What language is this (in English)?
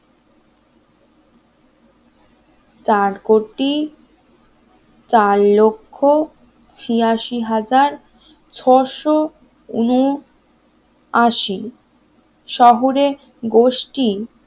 Bangla